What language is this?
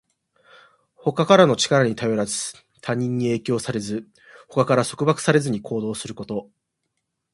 Japanese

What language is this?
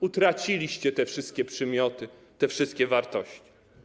Polish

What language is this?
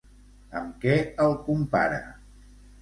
Catalan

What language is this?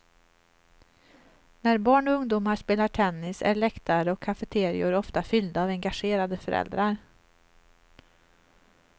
Swedish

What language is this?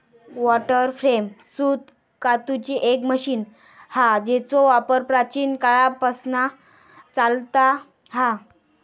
Marathi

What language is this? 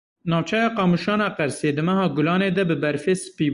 Kurdish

